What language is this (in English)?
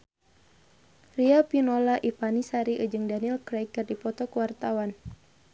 Sundanese